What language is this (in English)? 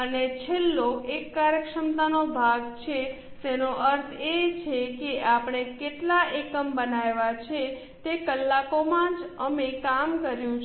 Gujarati